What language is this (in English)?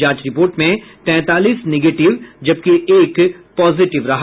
Hindi